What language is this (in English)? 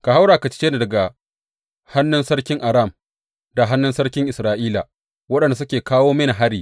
Hausa